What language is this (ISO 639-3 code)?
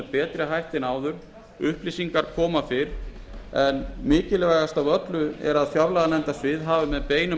isl